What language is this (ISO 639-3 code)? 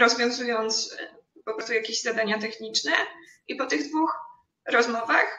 pol